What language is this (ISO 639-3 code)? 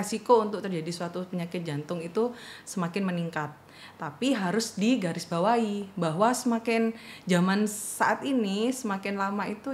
ind